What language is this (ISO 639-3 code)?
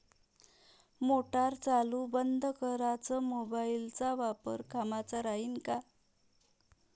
mar